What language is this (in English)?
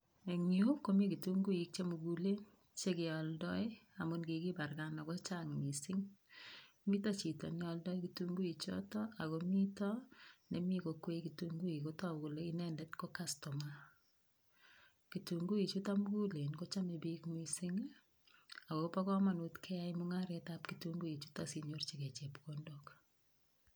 Kalenjin